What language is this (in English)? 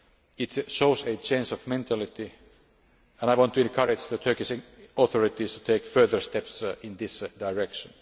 English